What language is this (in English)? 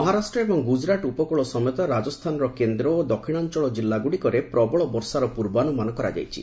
Odia